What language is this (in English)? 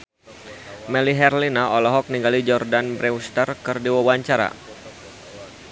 Sundanese